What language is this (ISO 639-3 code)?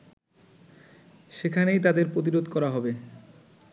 ben